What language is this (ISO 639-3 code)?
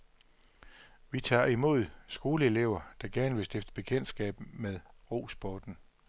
dan